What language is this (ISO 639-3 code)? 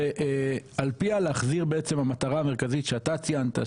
heb